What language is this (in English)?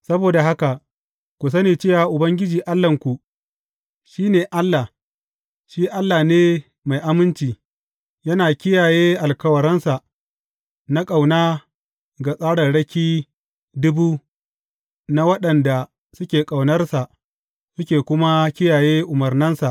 Hausa